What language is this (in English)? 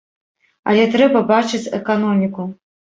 Belarusian